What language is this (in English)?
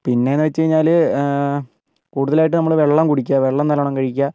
Malayalam